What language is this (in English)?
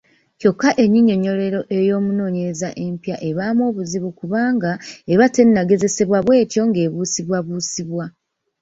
Ganda